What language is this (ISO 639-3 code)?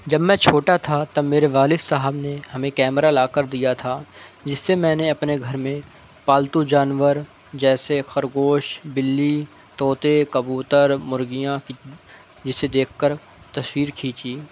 urd